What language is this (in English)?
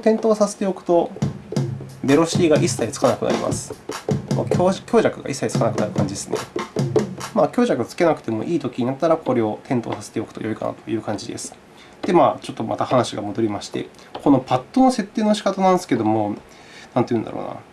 Japanese